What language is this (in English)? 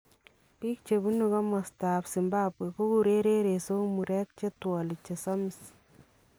Kalenjin